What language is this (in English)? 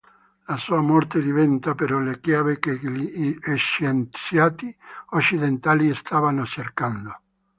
Italian